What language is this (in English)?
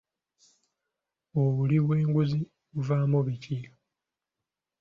Ganda